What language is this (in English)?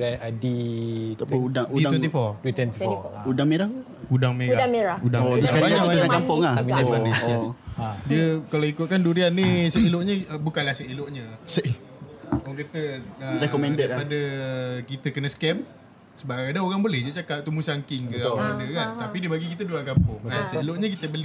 Malay